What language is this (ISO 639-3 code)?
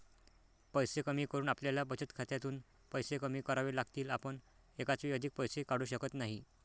mar